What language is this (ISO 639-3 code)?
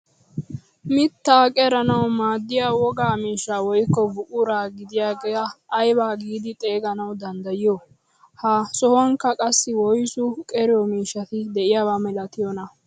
wal